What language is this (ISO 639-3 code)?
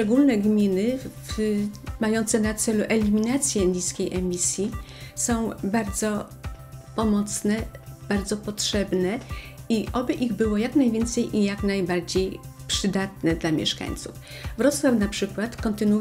pol